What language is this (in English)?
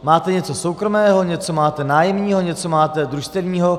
Czech